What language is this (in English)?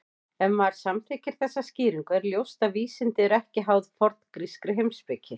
Icelandic